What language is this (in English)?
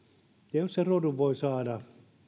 Finnish